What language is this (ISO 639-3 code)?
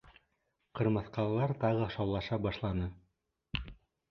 bak